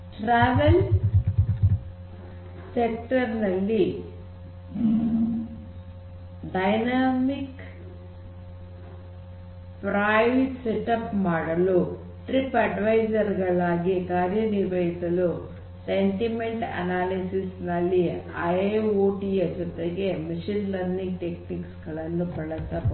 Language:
Kannada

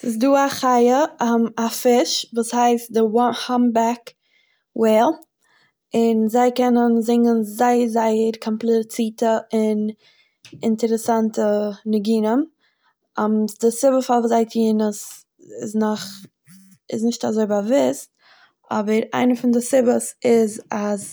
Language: Yiddish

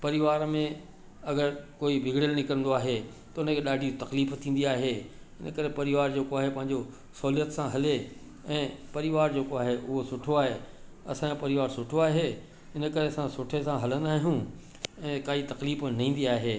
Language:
Sindhi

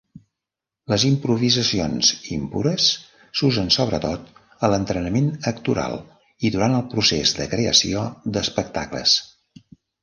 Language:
Catalan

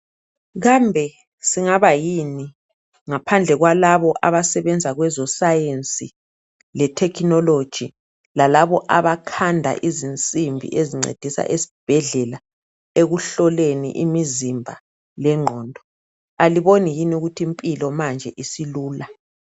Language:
North Ndebele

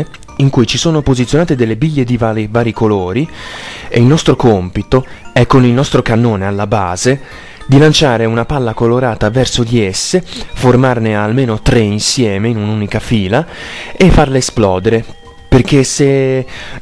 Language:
Italian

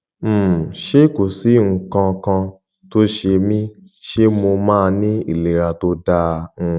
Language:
Yoruba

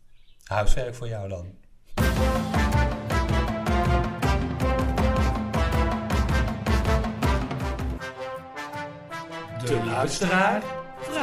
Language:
Dutch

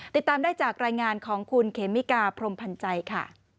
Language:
Thai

